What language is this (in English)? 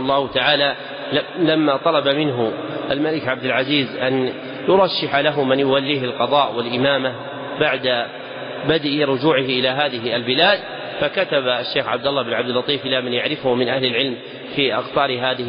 Arabic